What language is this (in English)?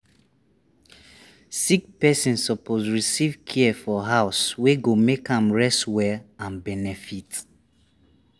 Nigerian Pidgin